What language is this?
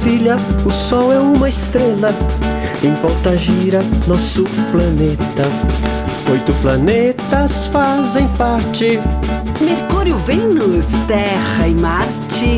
Portuguese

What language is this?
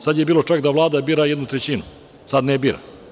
Serbian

